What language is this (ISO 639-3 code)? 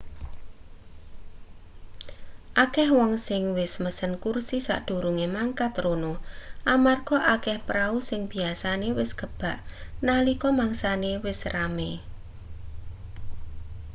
jav